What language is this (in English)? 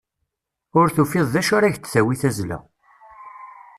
Kabyle